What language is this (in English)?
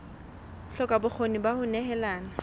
Southern Sotho